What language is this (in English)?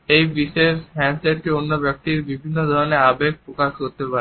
Bangla